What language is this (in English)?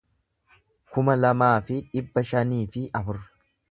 Oromo